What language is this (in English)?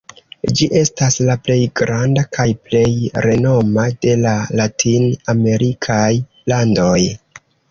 Esperanto